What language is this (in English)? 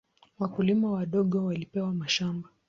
Swahili